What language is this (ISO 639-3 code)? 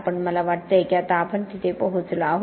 mar